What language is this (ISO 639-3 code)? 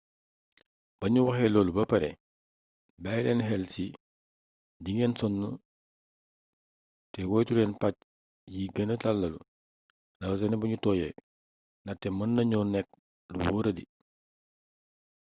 wol